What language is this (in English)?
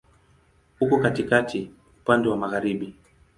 Swahili